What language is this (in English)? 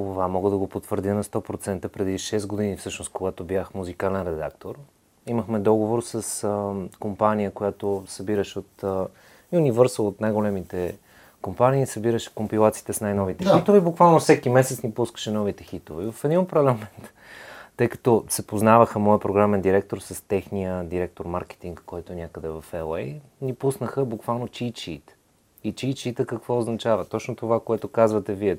Bulgarian